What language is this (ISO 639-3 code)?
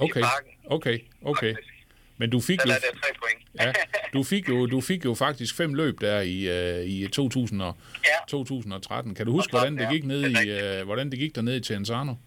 dan